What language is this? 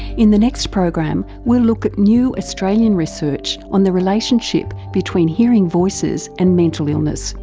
English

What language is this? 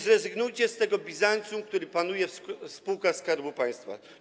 Polish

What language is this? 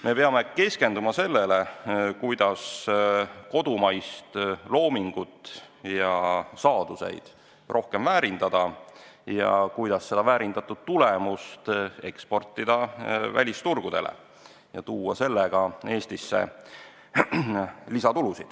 Estonian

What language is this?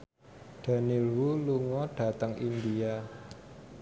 Javanese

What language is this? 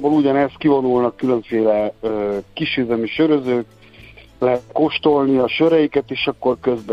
Hungarian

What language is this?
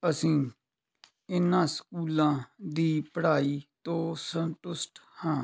Punjabi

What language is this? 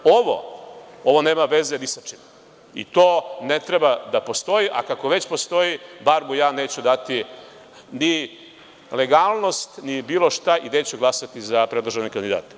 Serbian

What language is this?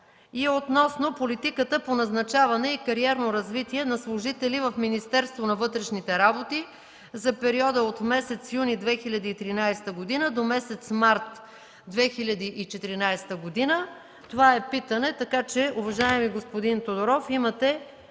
Bulgarian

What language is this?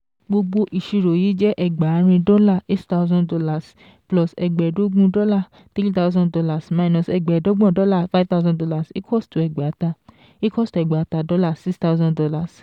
Yoruba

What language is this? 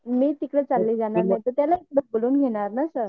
Marathi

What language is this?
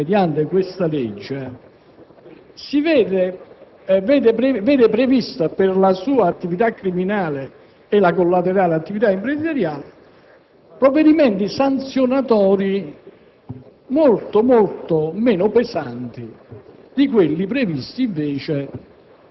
Italian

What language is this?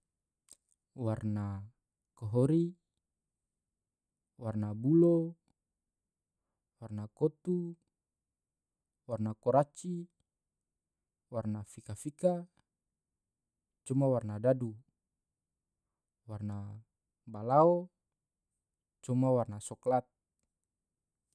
Tidore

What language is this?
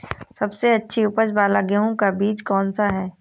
Hindi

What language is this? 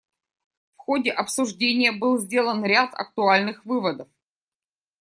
Russian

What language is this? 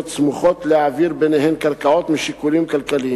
Hebrew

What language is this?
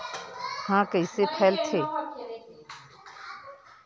Chhattisgarhi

